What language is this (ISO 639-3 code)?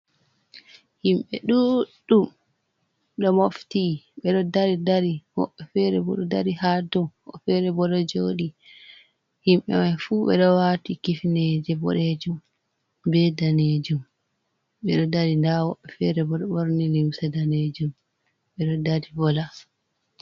ful